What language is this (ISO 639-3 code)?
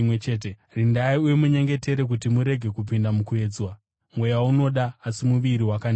sna